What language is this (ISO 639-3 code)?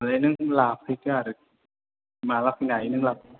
brx